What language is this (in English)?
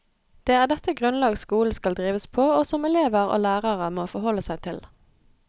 Norwegian